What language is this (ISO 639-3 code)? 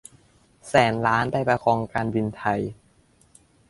tha